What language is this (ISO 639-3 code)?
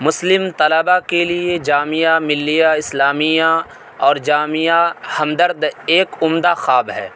urd